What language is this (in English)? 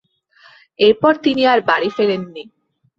Bangla